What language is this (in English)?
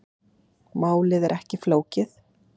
Icelandic